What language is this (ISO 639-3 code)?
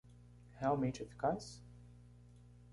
por